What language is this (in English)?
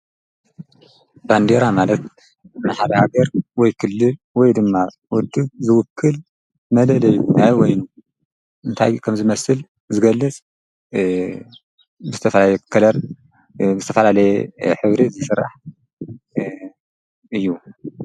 Tigrinya